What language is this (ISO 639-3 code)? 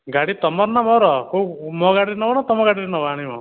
ori